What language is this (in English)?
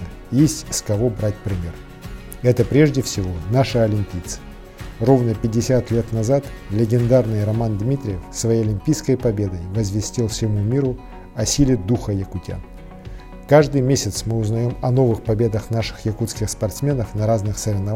Russian